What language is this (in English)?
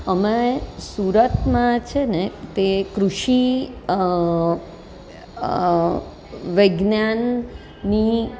Gujarati